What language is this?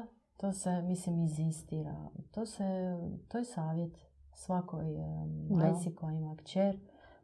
Croatian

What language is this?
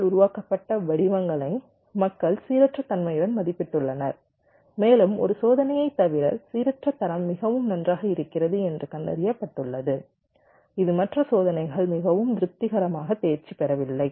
Tamil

